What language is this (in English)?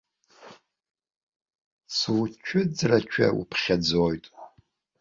Abkhazian